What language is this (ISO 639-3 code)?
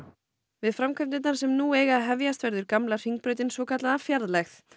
isl